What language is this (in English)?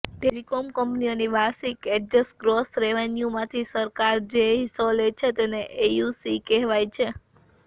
Gujarati